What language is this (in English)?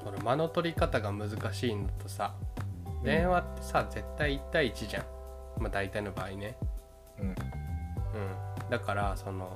Japanese